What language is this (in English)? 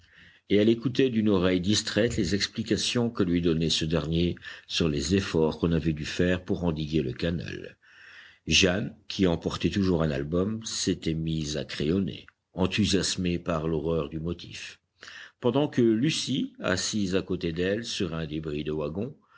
French